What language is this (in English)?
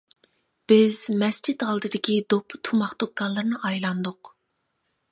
Uyghur